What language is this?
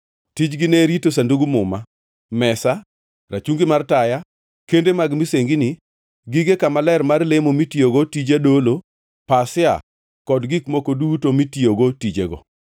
Luo (Kenya and Tanzania)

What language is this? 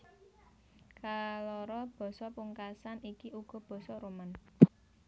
Javanese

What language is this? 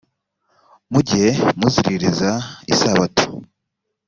Kinyarwanda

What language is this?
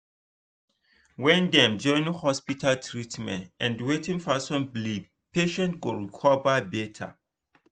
Nigerian Pidgin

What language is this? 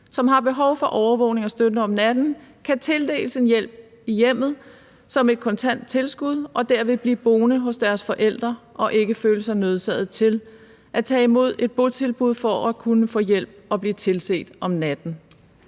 Danish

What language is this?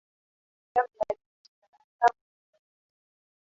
Swahili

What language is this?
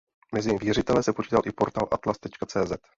Czech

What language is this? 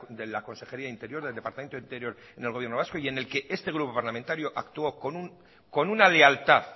Spanish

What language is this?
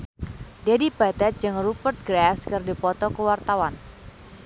Sundanese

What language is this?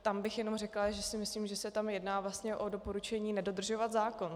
Czech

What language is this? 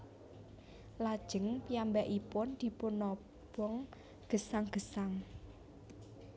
Javanese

